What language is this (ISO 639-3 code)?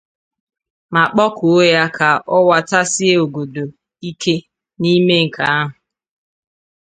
ibo